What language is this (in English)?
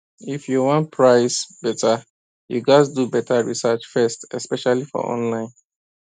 Nigerian Pidgin